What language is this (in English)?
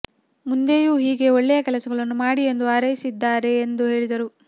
Kannada